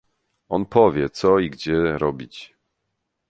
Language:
Polish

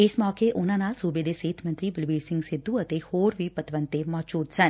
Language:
Punjabi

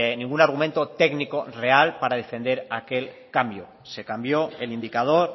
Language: Spanish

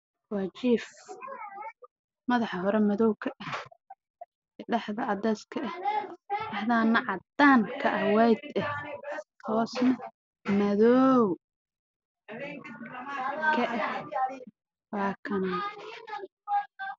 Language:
Somali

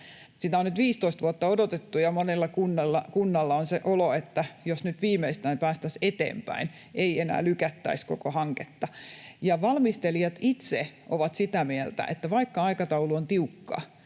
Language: Finnish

